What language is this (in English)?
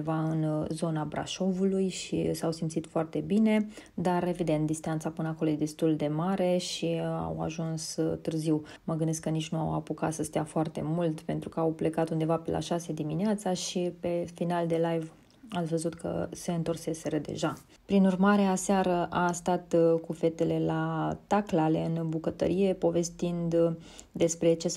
Romanian